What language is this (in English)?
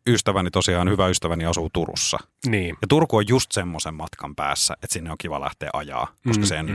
Finnish